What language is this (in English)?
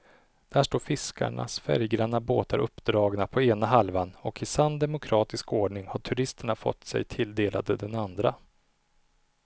Swedish